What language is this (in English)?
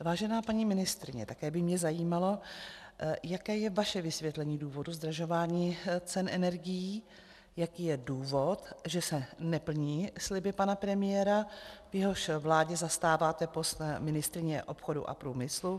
Czech